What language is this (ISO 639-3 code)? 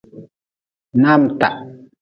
nmz